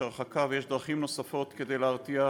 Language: Hebrew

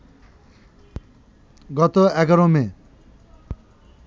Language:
Bangla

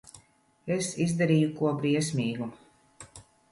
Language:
Latvian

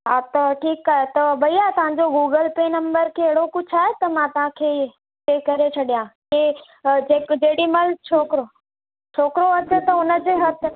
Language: Sindhi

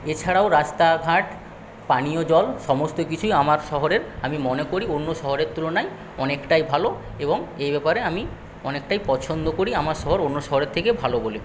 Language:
Bangla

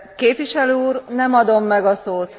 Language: Hungarian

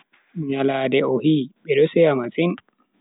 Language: Bagirmi Fulfulde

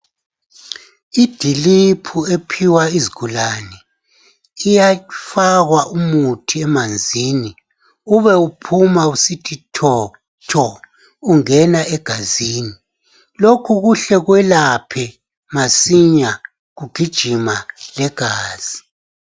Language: North Ndebele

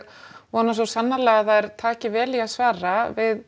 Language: Icelandic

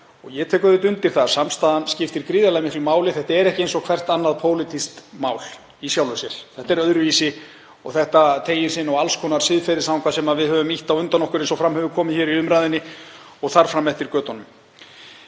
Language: Icelandic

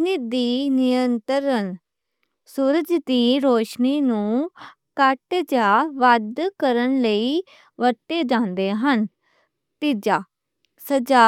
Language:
Western Panjabi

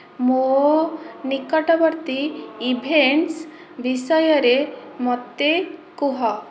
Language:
Odia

